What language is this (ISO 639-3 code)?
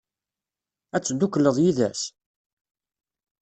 kab